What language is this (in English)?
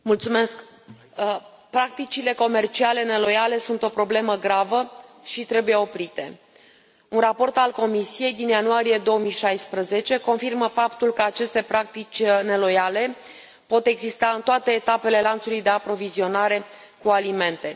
Romanian